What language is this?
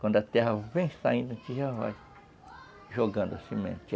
Portuguese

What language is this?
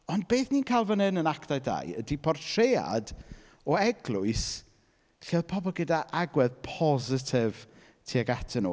Welsh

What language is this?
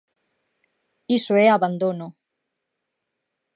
Galician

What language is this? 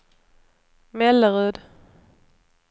Swedish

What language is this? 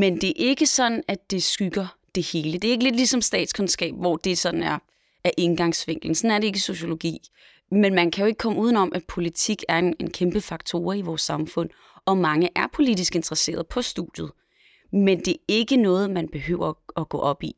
Danish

